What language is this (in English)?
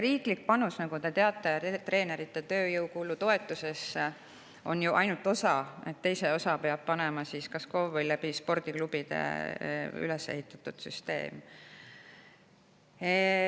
Estonian